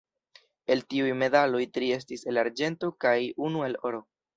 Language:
Esperanto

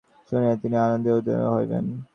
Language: Bangla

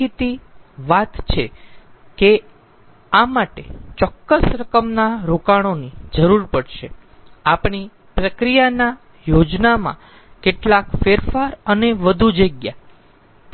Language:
Gujarati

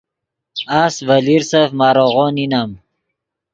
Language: Yidgha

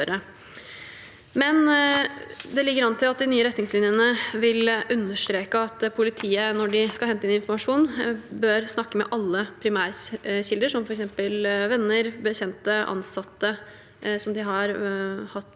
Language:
Norwegian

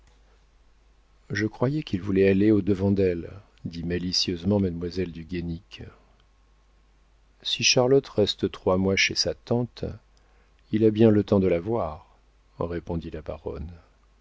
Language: French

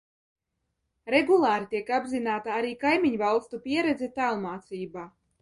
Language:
Latvian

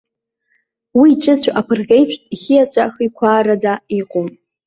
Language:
Abkhazian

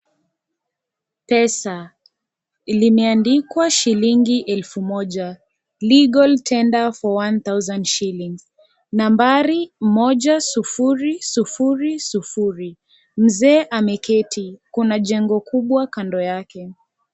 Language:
Swahili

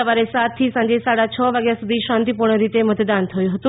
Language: Gujarati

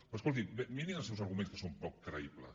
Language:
Catalan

